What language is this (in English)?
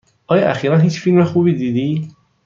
Persian